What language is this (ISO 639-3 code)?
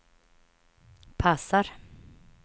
swe